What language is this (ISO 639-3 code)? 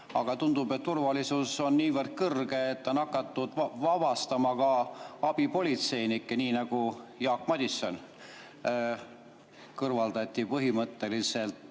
est